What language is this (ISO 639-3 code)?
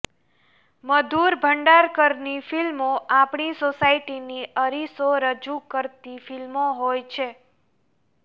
guj